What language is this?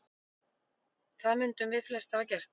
Icelandic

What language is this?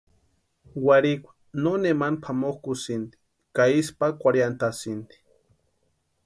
Western Highland Purepecha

